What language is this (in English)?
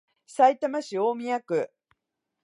Japanese